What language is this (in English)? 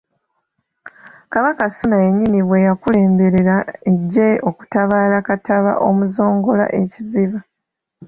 Ganda